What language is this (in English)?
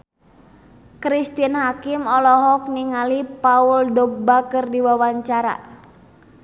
Sundanese